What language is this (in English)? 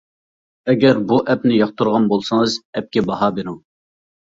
Uyghur